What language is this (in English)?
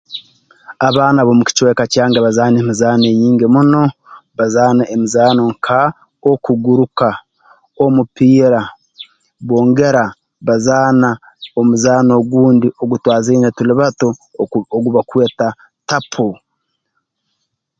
Tooro